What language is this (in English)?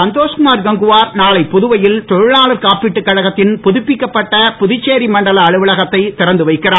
Tamil